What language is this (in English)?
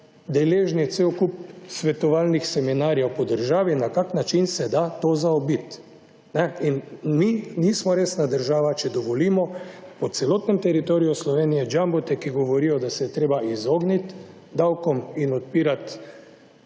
Slovenian